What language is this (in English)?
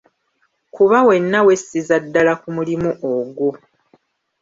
Ganda